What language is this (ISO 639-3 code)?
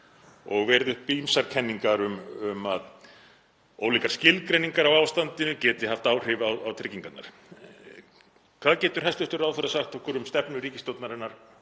isl